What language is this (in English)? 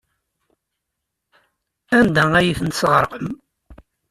Kabyle